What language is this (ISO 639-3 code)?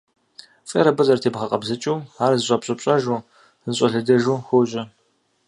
kbd